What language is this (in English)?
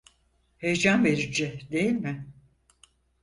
Turkish